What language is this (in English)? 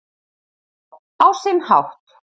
Icelandic